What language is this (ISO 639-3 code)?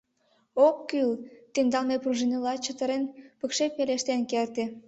chm